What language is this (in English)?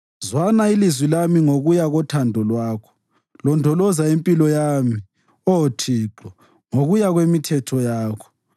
North Ndebele